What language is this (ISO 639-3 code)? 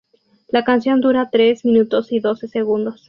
spa